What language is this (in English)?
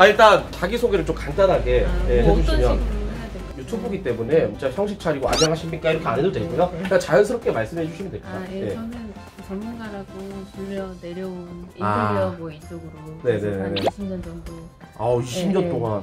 Korean